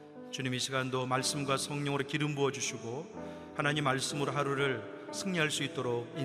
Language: Korean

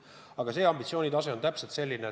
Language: Estonian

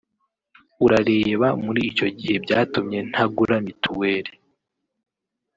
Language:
Kinyarwanda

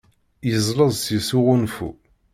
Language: Kabyle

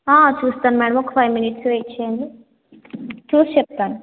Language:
Telugu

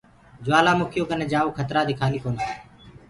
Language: Gurgula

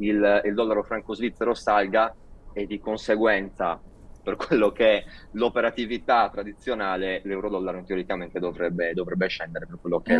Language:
Italian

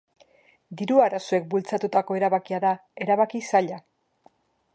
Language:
Basque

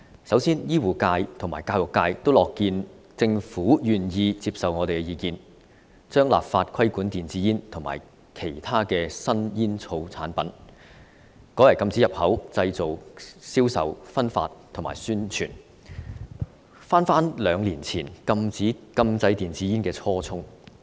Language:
Cantonese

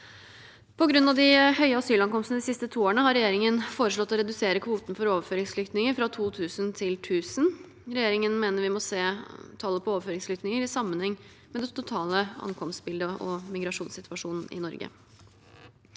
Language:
Norwegian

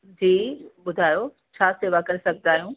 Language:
Sindhi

